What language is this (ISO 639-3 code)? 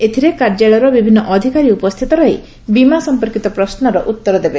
ori